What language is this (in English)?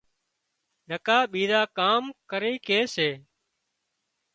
Wadiyara Koli